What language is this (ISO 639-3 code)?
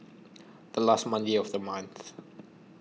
eng